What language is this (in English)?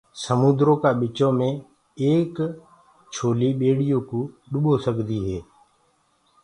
Gurgula